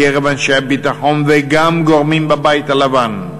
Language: Hebrew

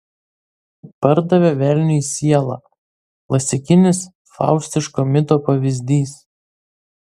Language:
Lithuanian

